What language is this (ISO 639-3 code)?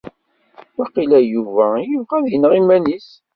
kab